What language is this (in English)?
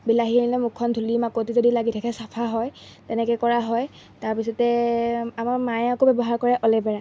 Assamese